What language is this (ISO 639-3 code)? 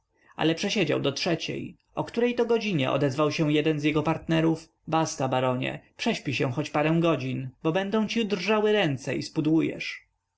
pol